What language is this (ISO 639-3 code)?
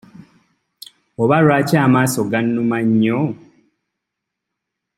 lug